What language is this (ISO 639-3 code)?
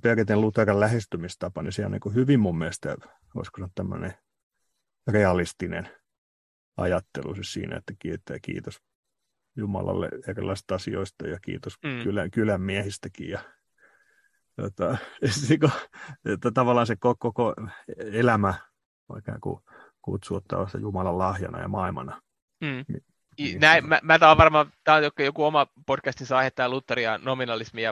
fin